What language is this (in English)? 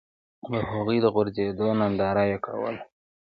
Pashto